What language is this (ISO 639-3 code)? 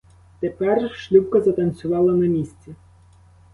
ukr